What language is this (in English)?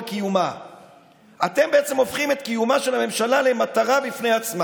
Hebrew